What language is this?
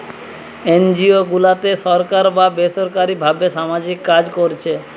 Bangla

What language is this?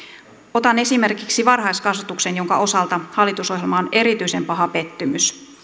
Finnish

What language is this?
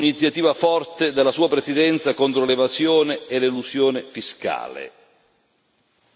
Italian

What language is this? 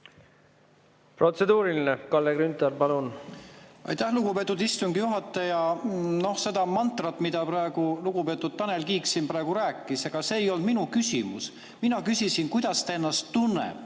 Estonian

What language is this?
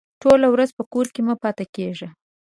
Pashto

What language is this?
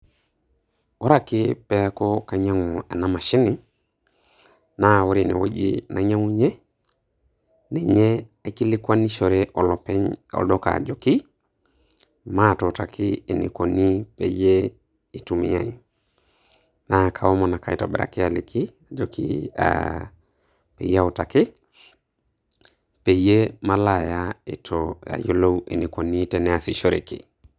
Masai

